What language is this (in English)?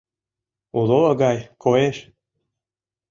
Mari